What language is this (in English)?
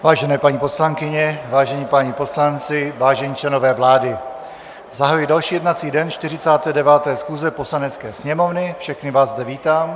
Czech